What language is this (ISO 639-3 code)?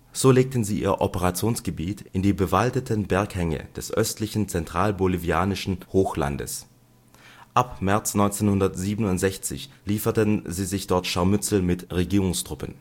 deu